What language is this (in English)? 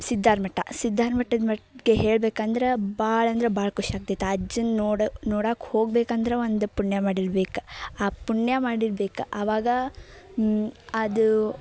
Kannada